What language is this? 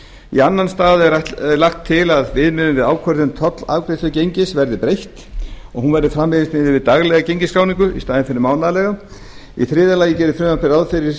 Icelandic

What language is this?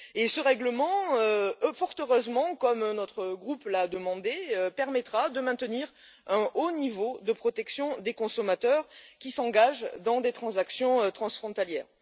French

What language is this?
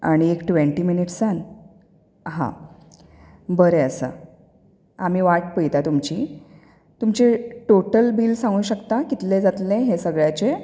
Konkani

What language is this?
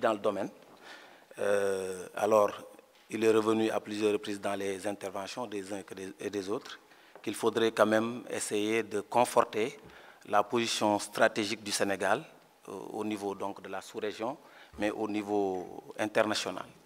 French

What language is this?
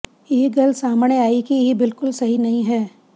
Punjabi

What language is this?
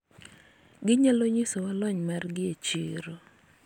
Luo (Kenya and Tanzania)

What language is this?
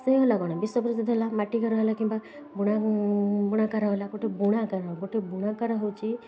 Odia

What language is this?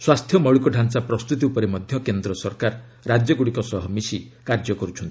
Odia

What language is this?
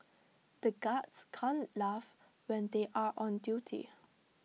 English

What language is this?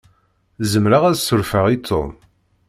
Kabyle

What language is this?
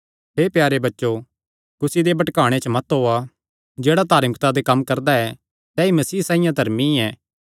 Kangri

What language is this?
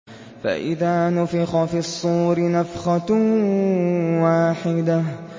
Arabic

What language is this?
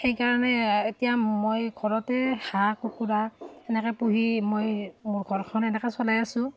Assamese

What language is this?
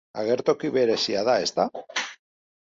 Basque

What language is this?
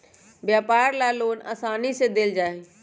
Magahi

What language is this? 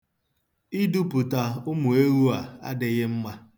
Igbo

